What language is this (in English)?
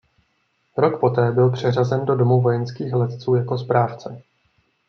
Czech